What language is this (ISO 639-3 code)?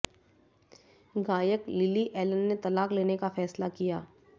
hin